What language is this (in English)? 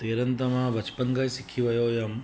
Sindhi